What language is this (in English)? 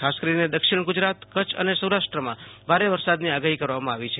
Gujarati